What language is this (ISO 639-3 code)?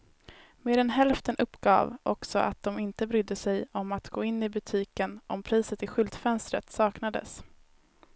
swe